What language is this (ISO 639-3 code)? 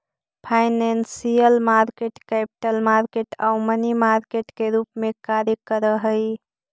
mag